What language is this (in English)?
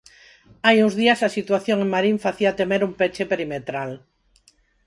Galician